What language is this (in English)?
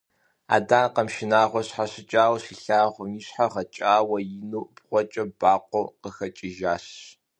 Kabardian